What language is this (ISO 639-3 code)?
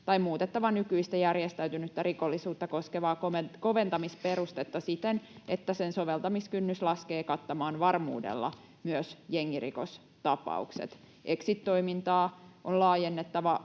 fin